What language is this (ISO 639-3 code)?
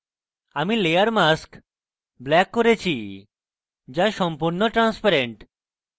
ben